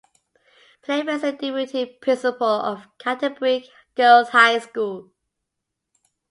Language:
English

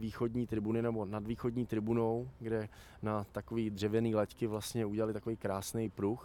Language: Czech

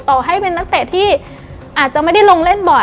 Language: Thai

